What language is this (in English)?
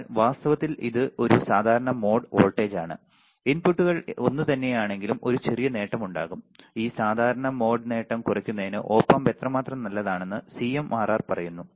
Malayalam